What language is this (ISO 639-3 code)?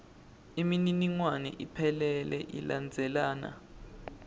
ssw